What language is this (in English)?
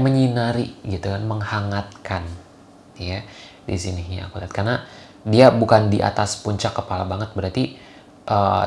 Indonesian